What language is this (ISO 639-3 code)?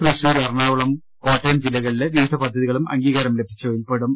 mal